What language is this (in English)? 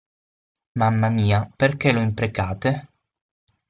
Italian